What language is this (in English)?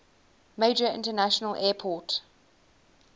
English